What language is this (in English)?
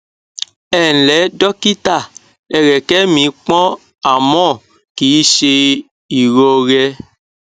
Yoruba